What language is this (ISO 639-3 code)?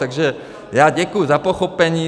ces